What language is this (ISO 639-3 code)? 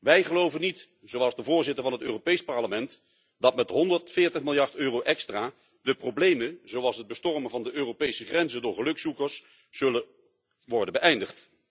nld